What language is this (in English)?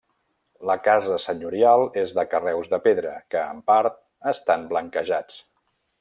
Catalan